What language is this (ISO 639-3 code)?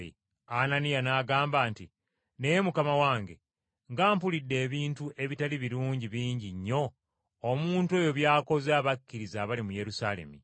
lug